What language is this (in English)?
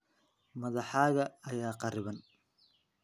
Somali